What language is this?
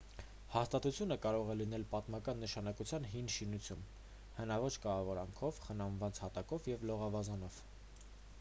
Armenian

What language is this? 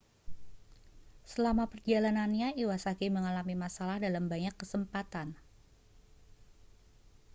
Indonesian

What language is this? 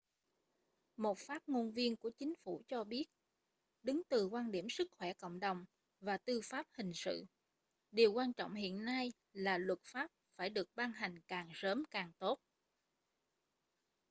Vietnamese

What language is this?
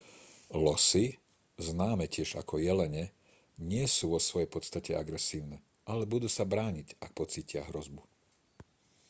Slovak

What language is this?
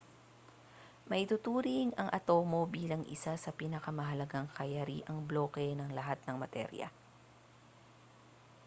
Filipino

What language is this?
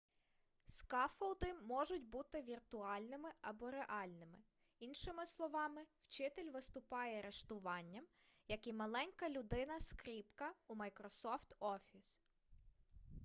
Ukrainian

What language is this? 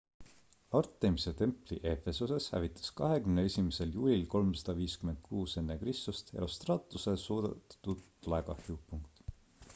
Estonian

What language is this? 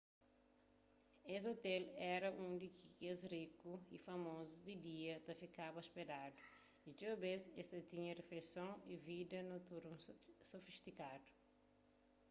Kabuverdianu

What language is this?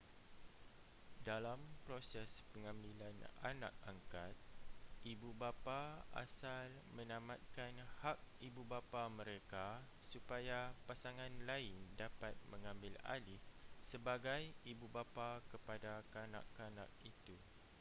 Malay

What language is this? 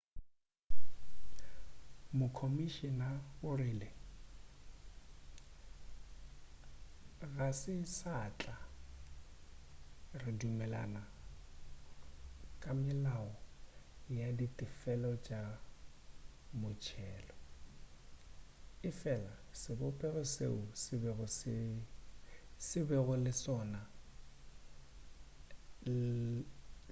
Northern Sotho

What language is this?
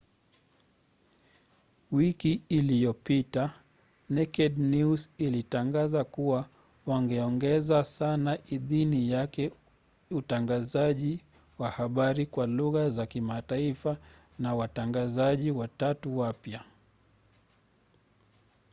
Swahili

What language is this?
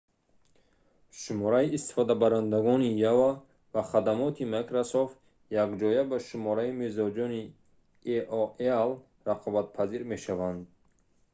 Tajik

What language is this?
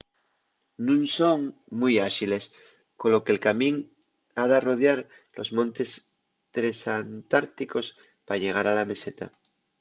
Asturian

